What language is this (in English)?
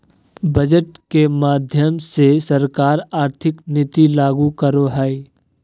Magahi